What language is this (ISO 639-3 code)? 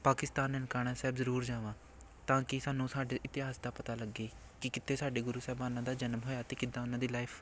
pan